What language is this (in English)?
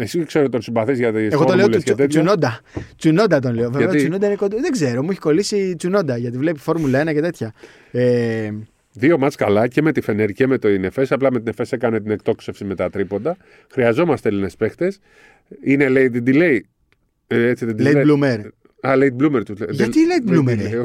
Greek